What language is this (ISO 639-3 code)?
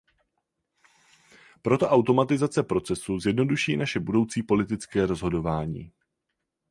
ces